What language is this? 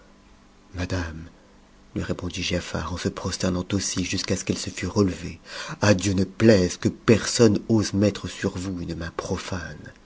French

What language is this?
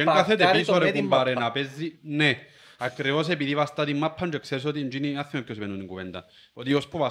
Greek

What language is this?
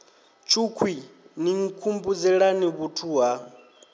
Venda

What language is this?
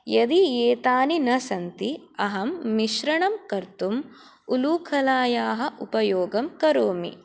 Sanskrit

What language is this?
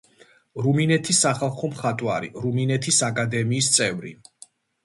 Georgian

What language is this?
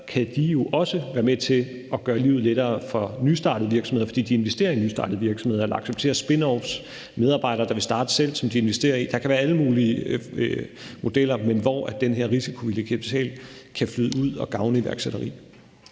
Danish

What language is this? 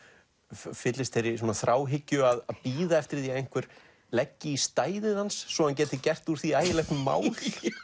Icelandic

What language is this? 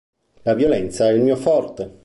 Italian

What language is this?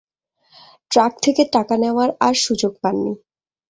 Bangla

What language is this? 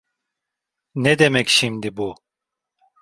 Turkish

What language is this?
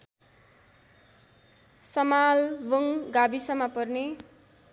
Nepali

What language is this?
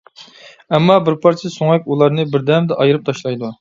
Uyghur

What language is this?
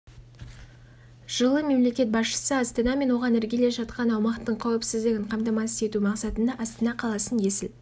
Kazakh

